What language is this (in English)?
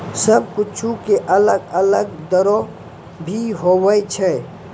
Maithili